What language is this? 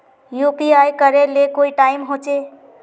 Magahi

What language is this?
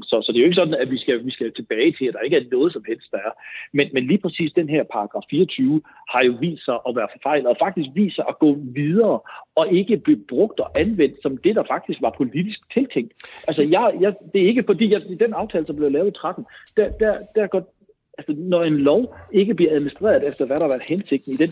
Danish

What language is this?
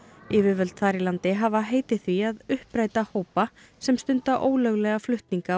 Icelandic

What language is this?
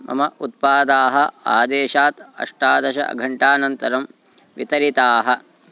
Sanskrit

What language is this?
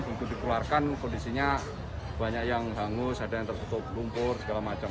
Indonesian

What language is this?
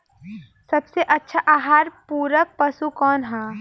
Bhojpuri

